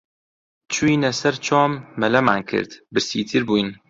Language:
Central Kurdish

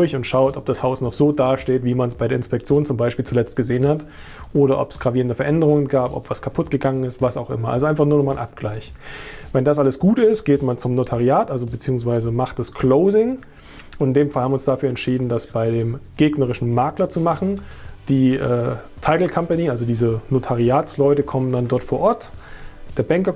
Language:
German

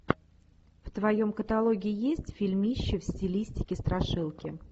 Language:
Russian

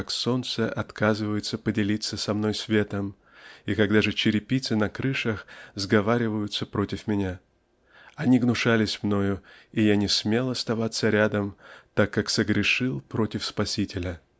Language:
Russian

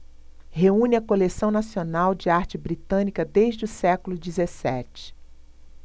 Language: Portuguese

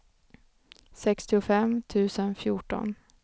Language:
Swedish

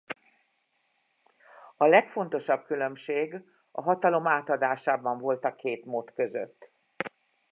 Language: Hungarian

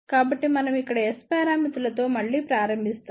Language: Telugu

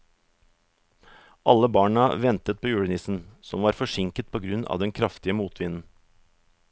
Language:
Norwegian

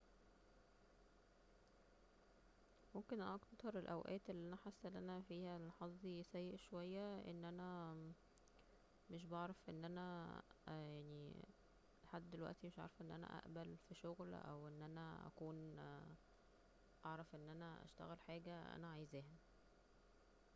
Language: Egyptian Arabic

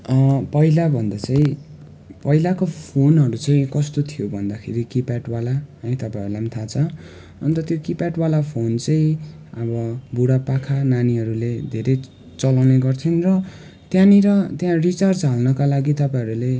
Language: Nepali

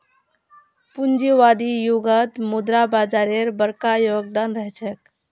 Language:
Magahi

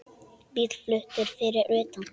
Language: Icelandic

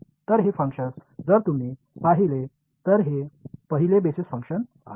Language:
Marathi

